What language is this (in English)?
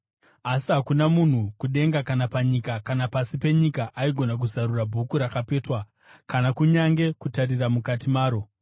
Shona